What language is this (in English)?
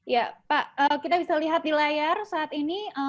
Indonesian